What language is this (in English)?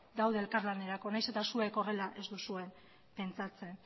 Basque